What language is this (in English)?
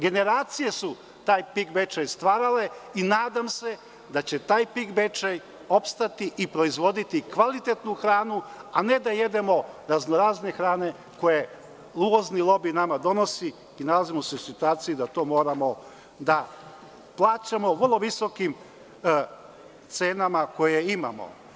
Serbian